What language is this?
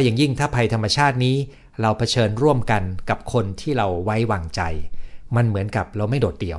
Thai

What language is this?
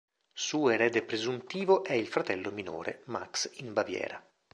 Italian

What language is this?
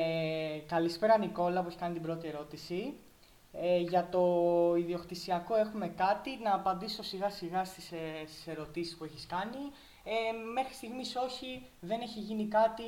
Greek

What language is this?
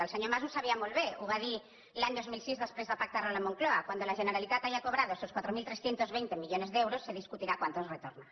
Catalan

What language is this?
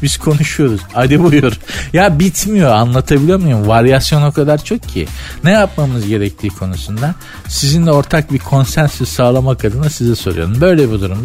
Turkish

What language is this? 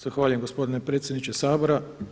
Croatian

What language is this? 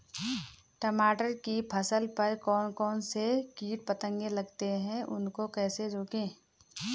Hindi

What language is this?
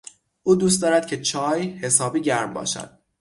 Persian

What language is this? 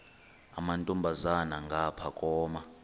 Xhosa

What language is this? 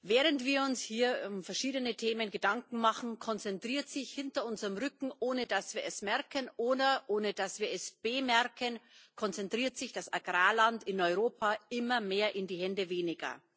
German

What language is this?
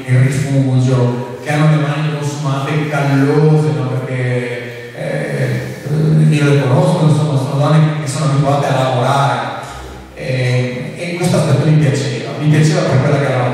Italian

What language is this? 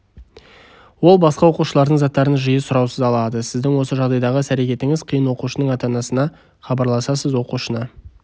Kazakh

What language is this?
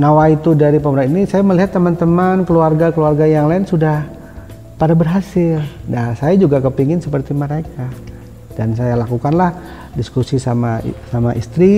Indonesian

